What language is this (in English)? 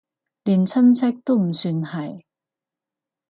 Cantonese